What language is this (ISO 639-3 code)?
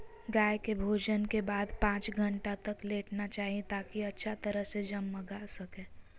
mag